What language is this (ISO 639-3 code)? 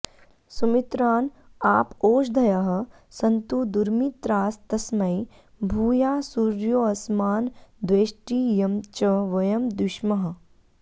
san